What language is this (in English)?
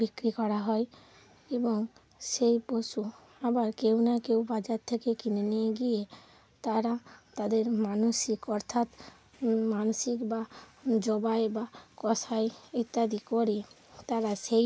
Bangla